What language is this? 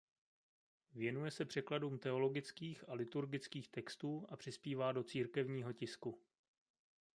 Czech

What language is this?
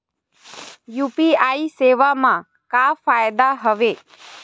Chhattisgarhi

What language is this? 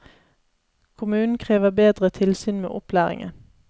Norwegian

